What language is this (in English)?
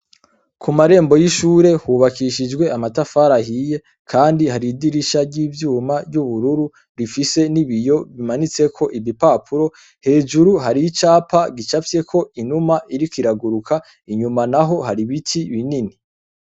Rundi